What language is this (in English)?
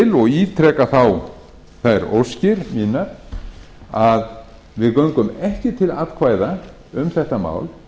Icelandic